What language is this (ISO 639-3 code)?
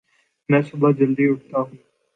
urd